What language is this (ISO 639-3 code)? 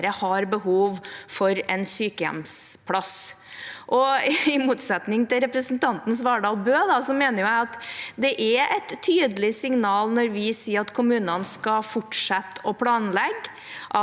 nor